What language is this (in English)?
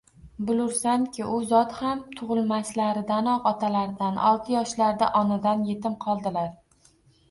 Uzbek